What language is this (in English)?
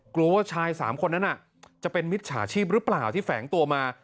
Thai